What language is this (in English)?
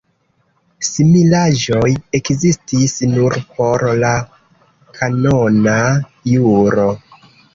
Esperanto